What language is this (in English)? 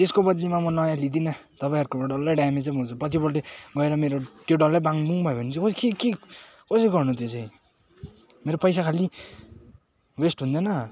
Nepali